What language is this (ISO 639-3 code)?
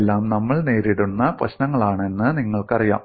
mal